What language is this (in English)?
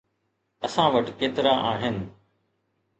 Sindhi